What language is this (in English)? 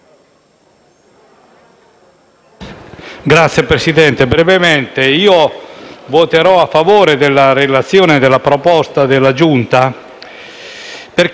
Italian